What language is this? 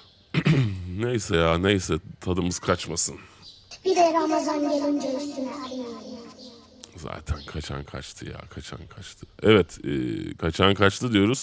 Turkish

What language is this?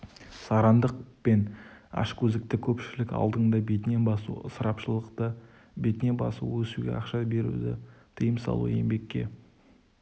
Kazakh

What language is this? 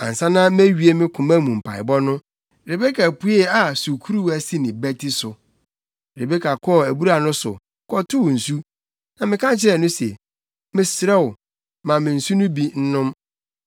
Akan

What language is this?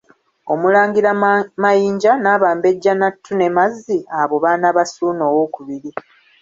Ganda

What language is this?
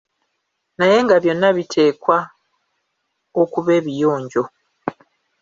Ganda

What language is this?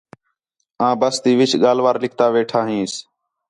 Khetrani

